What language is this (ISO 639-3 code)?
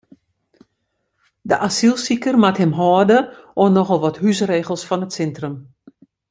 fry